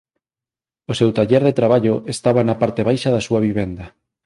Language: Galician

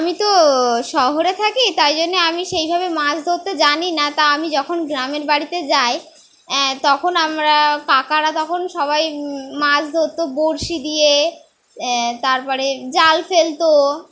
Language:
Bangla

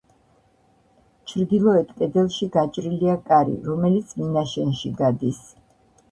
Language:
Georgian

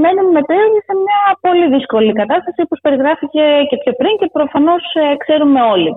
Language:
Greek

